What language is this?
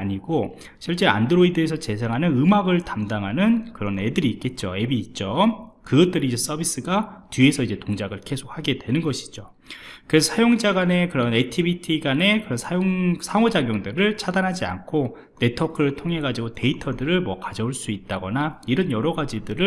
Korean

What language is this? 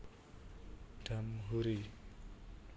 Javanese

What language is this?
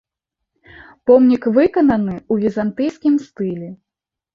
Belarusian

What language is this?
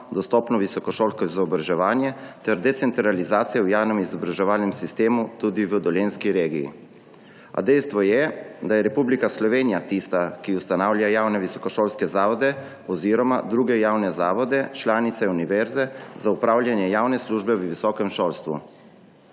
Slovenian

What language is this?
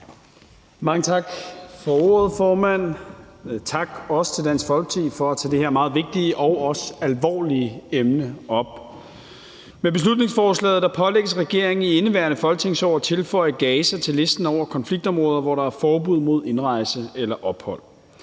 Danish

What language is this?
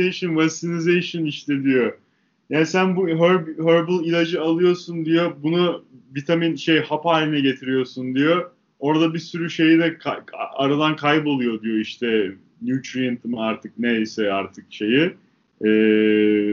Turkish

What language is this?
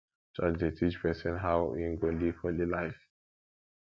Nigerian Pidgin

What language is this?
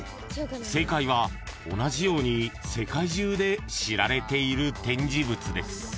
Japanese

